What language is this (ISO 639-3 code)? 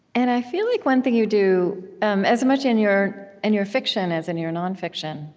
eng